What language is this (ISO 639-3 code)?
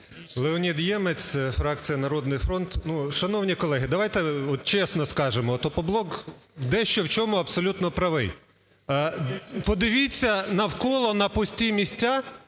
ukr